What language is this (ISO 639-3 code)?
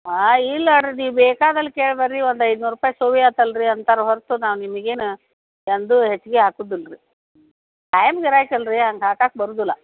kan